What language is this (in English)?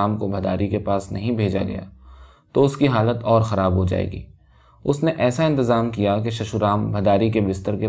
Urdu